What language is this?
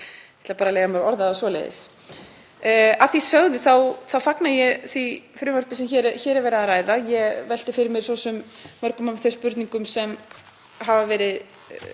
Icelandic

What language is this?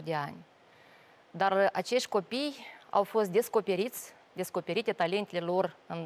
Romanian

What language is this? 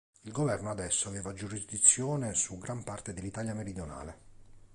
Italian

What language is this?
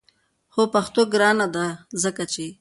Pashto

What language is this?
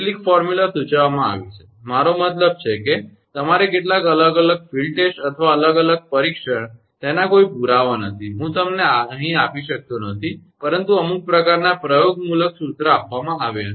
Gujarati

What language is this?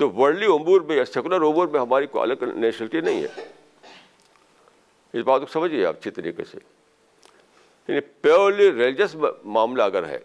Urdu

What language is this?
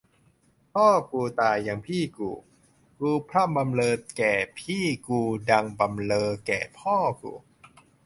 Thai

